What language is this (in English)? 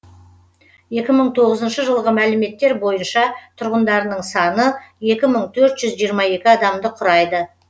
Kazakh